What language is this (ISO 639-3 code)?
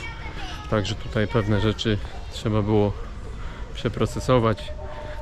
pol